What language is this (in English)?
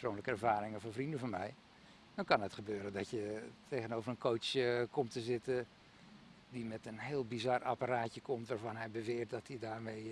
Dutch